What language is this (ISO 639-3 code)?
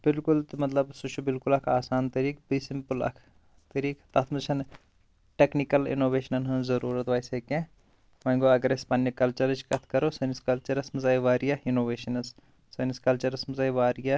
kas